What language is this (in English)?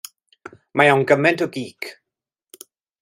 Welsh